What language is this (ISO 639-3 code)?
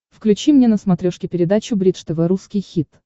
rus